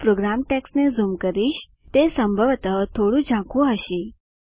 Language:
Gujarati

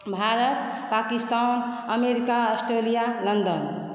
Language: Maithili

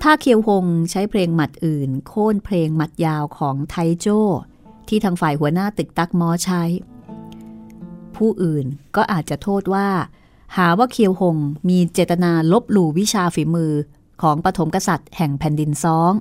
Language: Thai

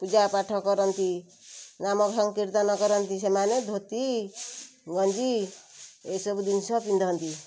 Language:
Odia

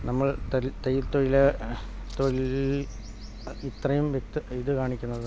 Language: Malayalam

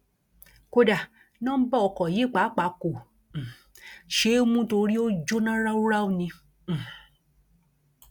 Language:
Yoruba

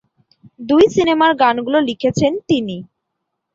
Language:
Bangla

